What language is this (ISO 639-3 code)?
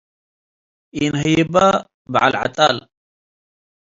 tig